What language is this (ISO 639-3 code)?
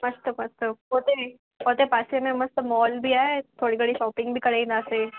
snd